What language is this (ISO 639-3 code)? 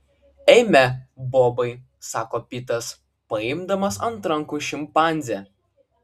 lit